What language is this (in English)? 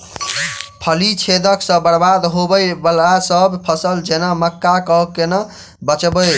Maithili